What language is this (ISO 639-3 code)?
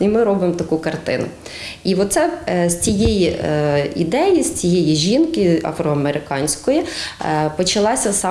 ukr